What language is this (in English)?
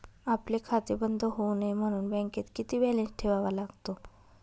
Marathi